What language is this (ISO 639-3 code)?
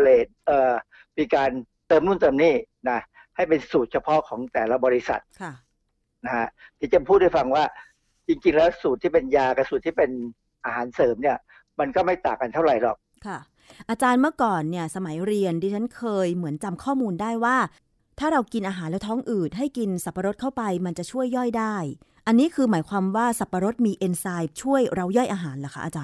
tha